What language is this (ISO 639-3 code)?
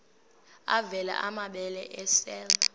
xho